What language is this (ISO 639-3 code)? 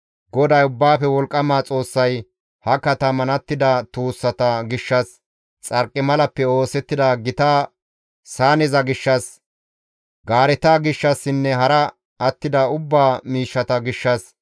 gmv